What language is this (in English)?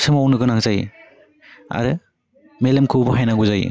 Bodo